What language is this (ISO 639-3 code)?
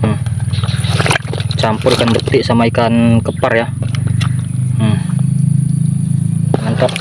ind